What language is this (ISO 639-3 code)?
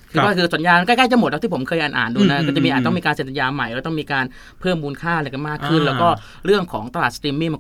tha